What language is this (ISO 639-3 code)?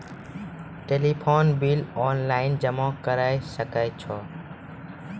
mai